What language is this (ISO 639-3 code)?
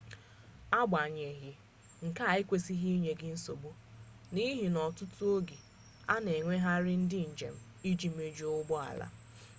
ibo